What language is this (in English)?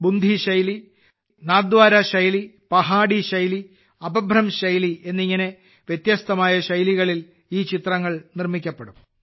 Malayalam